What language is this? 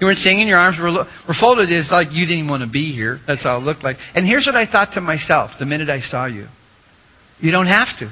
English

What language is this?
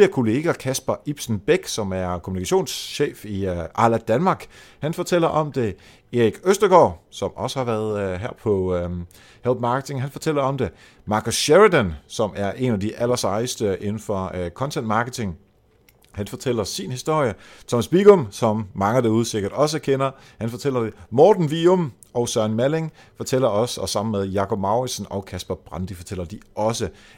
Danish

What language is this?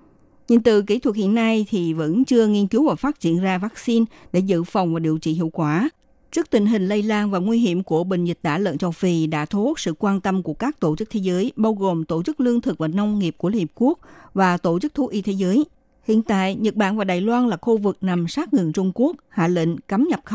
Vietnamese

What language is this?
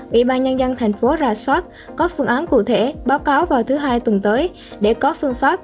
Vietnamese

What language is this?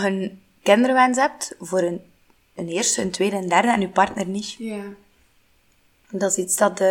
Dutch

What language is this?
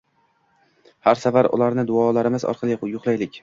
Uzbek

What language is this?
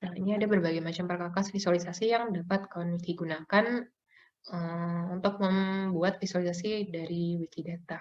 Indonesian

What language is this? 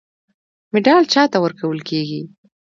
Pashto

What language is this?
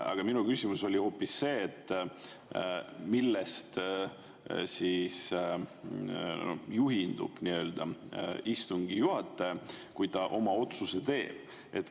Estonian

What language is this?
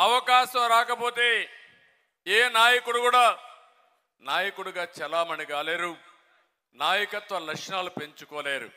Telugu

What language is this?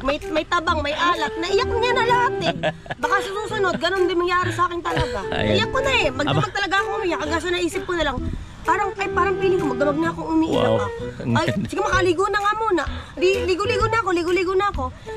Filipino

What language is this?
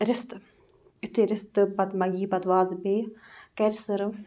Kashmiri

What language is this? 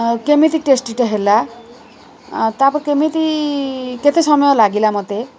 Odia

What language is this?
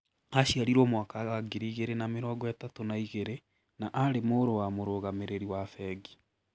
Kikuyu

